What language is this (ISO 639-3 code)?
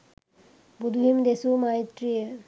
sin